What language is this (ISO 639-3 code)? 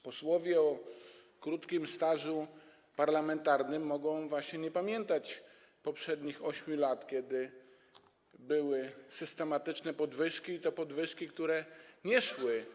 pol